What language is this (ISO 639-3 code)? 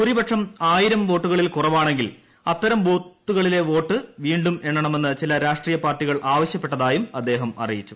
mal